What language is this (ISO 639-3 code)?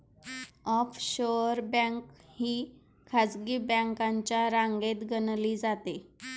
mar